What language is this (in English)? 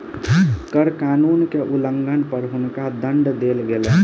Maithili